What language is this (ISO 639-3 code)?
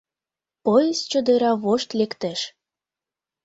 chm